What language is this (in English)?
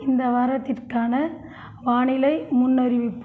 Tamil